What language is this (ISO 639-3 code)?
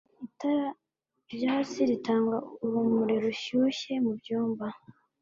kin